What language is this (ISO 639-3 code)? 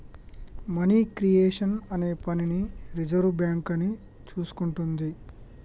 tel